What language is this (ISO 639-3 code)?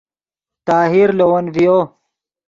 ydg